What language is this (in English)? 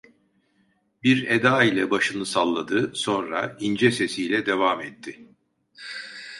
Turkish